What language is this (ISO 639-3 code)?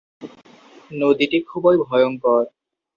ben